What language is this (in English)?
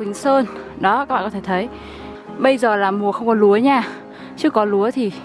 Vietnamese